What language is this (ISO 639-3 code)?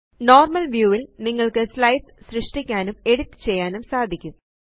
mal